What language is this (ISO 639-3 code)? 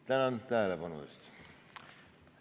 est